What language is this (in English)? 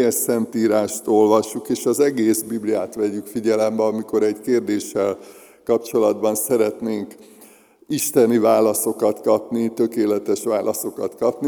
Hungarian